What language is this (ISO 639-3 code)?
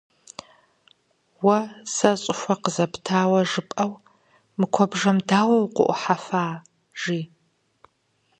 kbd